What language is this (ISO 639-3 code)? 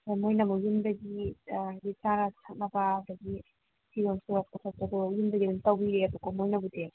mni